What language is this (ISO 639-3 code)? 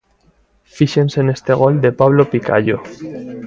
glg